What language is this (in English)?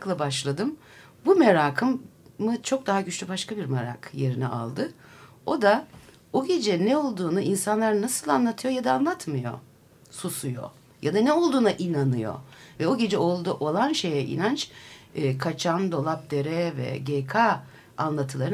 Turkish